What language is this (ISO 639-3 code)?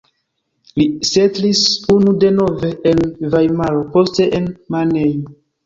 epo